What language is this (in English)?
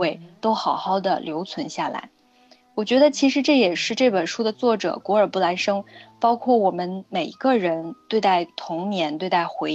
Chinese